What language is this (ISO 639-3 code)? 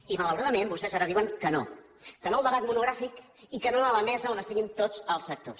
cat